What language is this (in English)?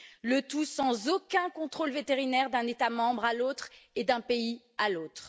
French